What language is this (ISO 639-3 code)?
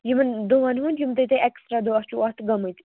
kas